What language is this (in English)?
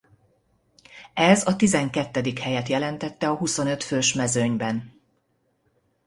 Hungarian